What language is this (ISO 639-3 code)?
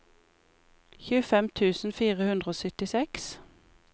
nor